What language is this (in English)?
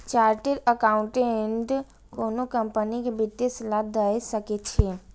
Maithili